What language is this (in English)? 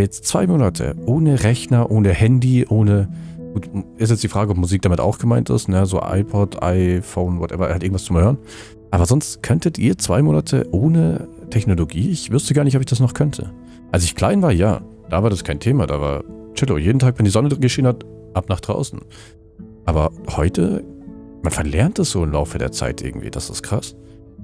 German